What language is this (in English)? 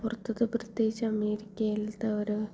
Malayalam